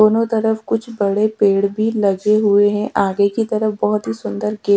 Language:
Hindi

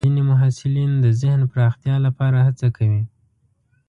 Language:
Pashto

